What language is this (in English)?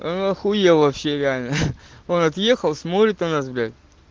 Russian